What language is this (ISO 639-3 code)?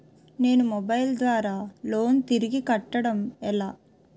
tel